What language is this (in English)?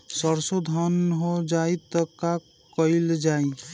Bhojpuri